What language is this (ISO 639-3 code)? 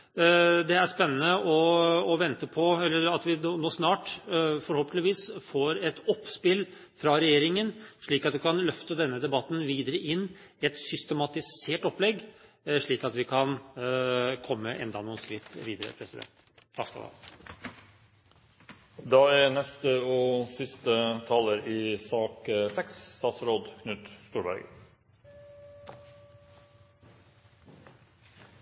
nob